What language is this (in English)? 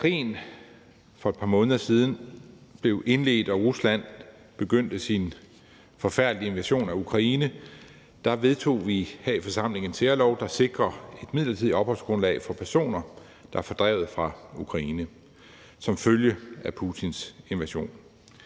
Danish